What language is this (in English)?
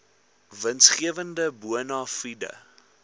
Afrikaans